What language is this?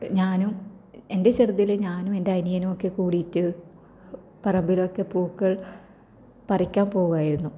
Malayalam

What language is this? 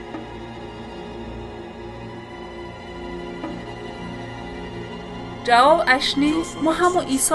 Persian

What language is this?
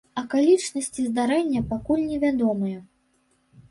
Belarusian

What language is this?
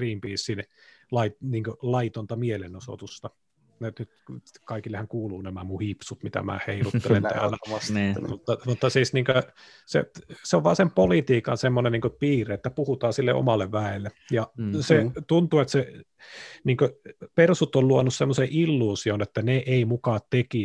Finnish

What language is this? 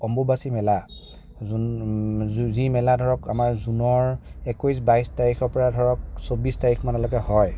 Assamese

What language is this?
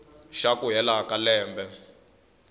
Tsonga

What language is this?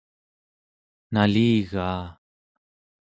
Central Yupik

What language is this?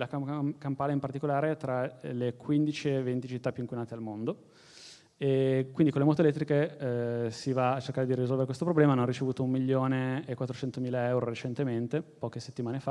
Italian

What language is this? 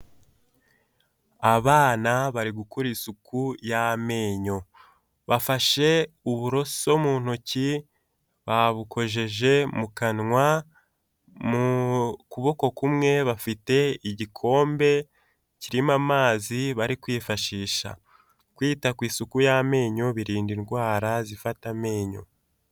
Kinyarwanda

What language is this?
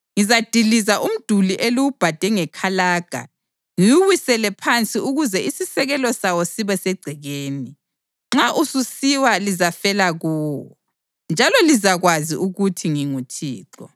North Ndebele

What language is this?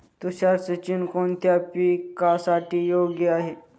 Marathi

